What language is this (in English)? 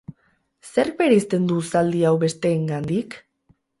Basque